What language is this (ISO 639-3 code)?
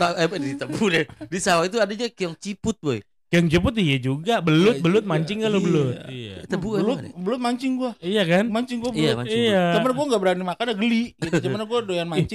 ind